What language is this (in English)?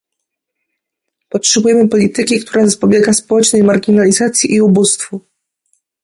Polish